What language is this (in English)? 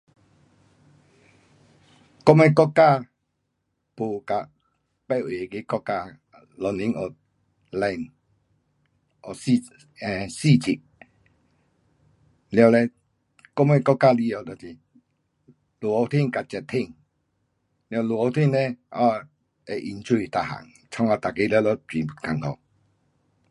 Pu-Xian Chinese